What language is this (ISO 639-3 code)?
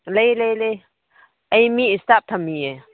mni